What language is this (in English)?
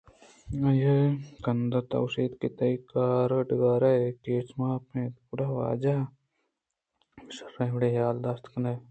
Eastern Balochi